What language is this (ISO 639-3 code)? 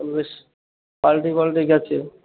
ben